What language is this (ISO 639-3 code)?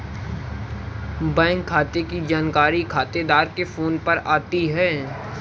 hin